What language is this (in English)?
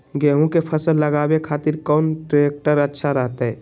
Magahi